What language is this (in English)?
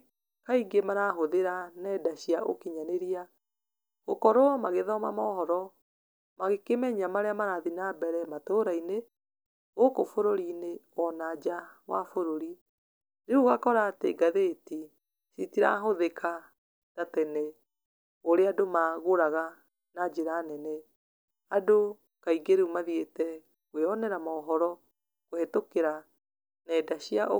Kikuyu